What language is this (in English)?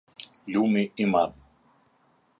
Albanian